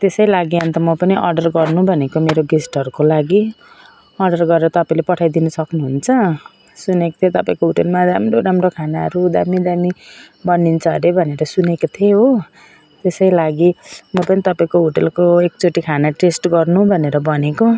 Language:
Nepali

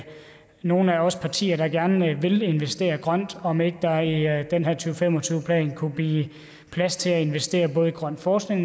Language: Danish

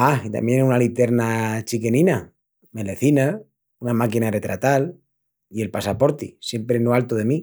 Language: Extremaduran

